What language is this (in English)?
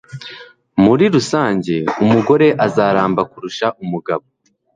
Kinyarwanda